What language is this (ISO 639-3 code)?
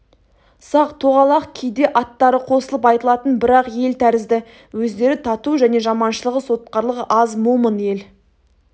kaz